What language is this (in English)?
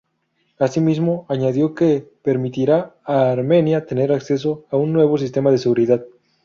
Spanish